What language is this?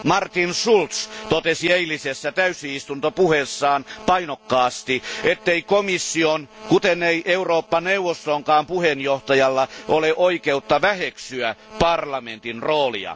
Finnish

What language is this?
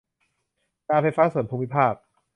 Thai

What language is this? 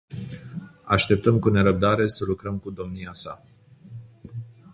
Romanian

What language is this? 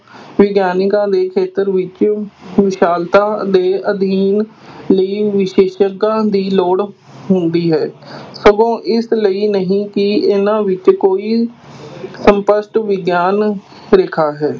Punjabi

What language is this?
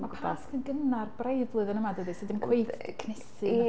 Welsh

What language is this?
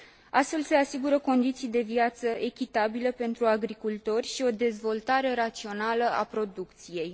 Romanian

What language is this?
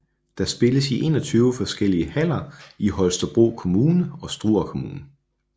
Danish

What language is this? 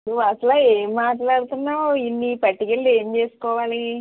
Telugu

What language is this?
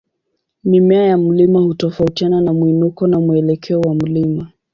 Swahili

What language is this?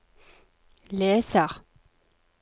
Norwegian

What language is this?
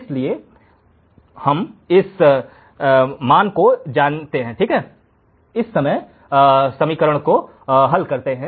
Hindi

